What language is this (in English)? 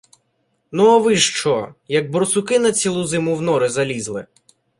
Ukrainian